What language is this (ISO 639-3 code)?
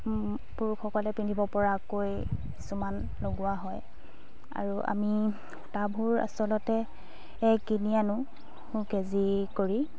asm